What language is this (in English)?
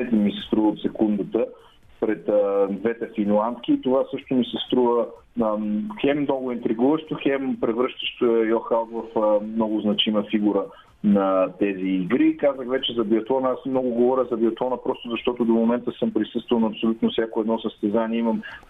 Bulgarian